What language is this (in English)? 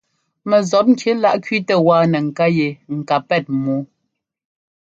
Ngomba